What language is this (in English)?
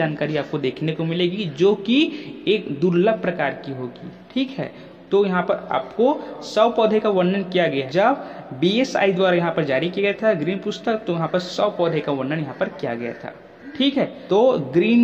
Hindi